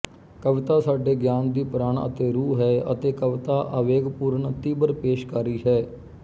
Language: Punjabi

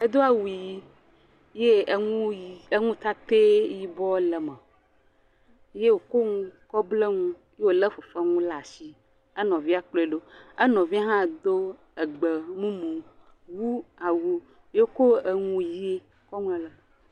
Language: Ewe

